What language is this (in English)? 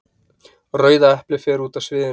Icelandic